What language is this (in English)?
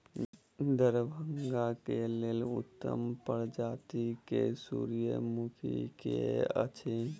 Maithili